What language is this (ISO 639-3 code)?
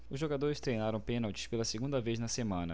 por